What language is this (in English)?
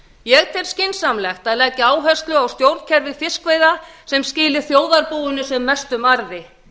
Icelandic